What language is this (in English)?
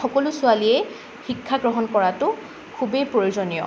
Assamese